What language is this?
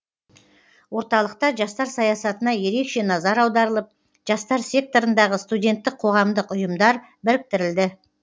Kazakh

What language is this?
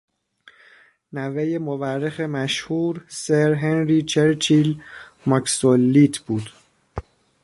Persian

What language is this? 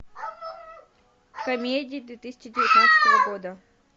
Russian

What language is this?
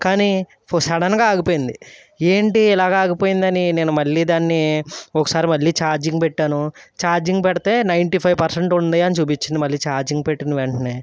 Telugu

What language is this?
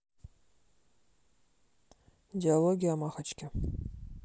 Russian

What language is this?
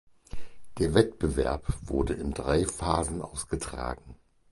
German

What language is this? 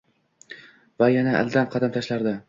Uzbek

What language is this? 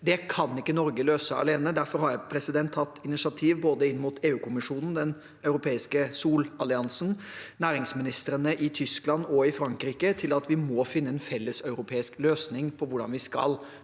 Norwegian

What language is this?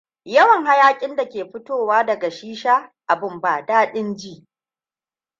Hausa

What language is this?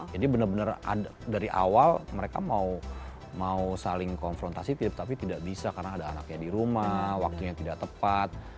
Indonesian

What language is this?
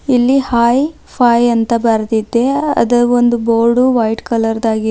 Kannada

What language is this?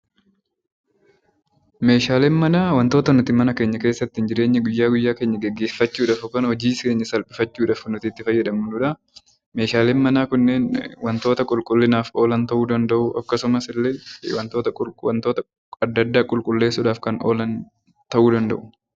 Oromo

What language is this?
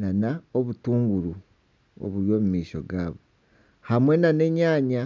Nyankole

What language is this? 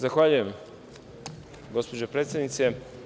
Serbian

